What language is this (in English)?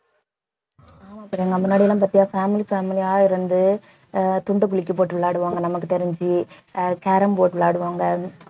Tamil